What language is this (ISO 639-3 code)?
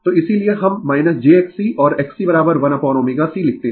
hin